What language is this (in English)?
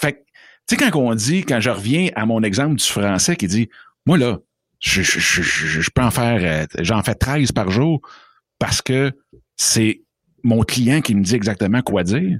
French